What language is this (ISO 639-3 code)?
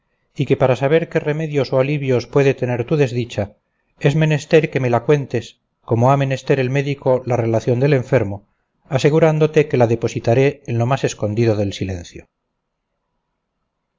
spa